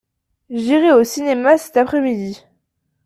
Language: French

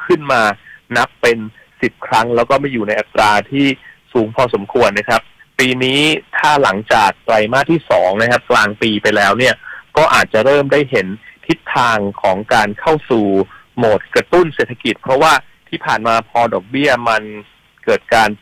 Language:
Thai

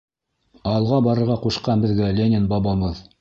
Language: Bashkir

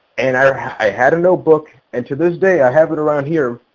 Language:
English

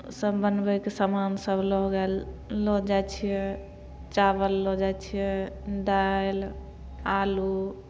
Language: Maithili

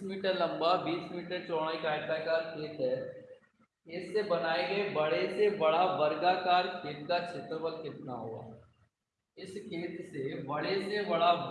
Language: Hindi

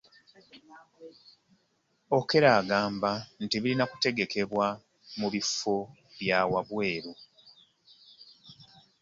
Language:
Ganda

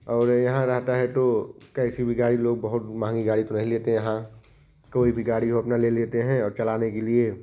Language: Hindi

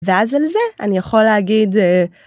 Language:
Hebrew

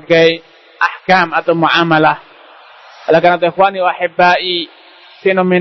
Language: Malay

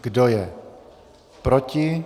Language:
Czech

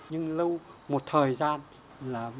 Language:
Vietnamese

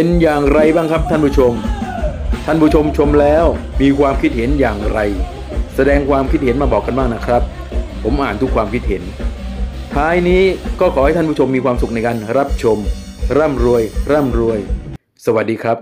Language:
Thai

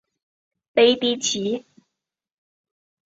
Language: Chinese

